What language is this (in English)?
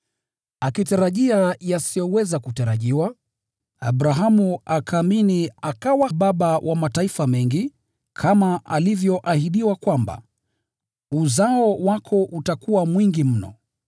Swahili